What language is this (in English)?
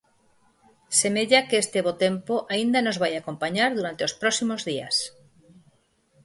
Galician